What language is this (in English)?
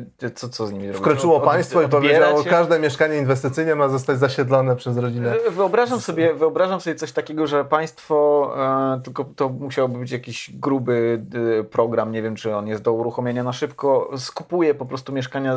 Polish